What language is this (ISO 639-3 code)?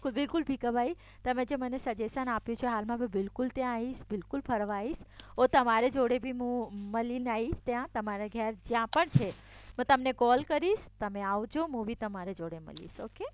guj